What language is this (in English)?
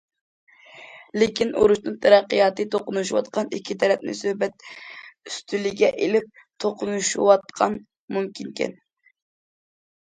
Uyghur